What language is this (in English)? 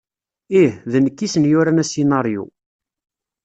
Kabyle